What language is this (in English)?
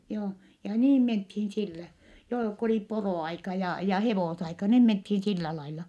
Finnish